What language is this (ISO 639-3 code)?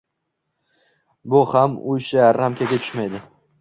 uzb